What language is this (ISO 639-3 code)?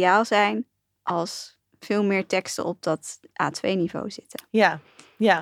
nld